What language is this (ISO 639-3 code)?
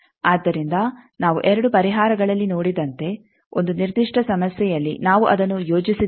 kan